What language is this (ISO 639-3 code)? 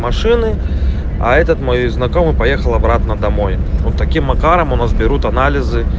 rus